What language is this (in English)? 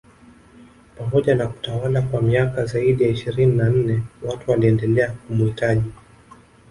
Swahili